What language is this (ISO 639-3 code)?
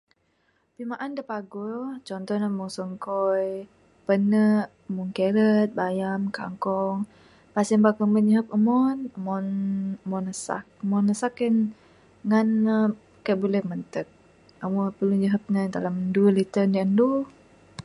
sdo